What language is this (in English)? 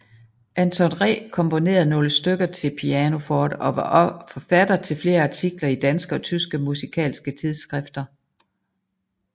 Danish